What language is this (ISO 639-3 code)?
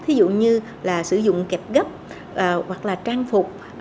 vie